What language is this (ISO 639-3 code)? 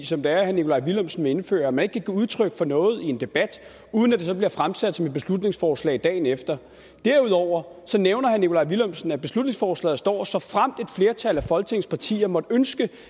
dan